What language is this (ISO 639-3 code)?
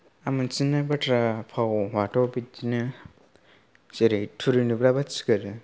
brx